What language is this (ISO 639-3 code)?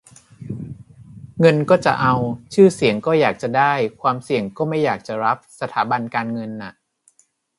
tha